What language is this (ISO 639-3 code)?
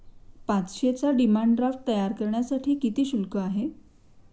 mar